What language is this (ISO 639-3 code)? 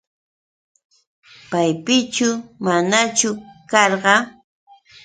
qux